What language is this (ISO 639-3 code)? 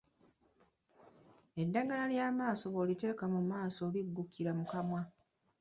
lug